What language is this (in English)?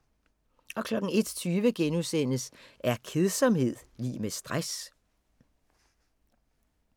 Danish